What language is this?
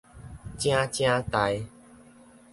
Min Nan Chinese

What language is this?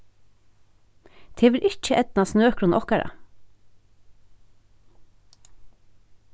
Faroese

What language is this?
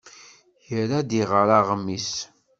Kabyle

